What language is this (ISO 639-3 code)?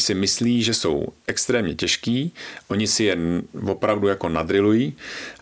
ces